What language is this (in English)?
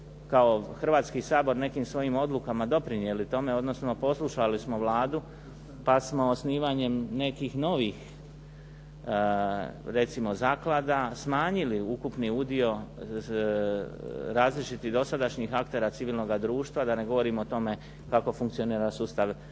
Croatian